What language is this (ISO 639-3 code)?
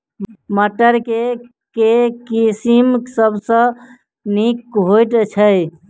mai